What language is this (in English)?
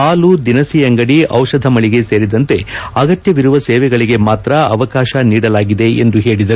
Kannada